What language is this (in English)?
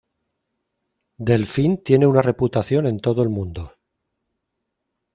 Spanish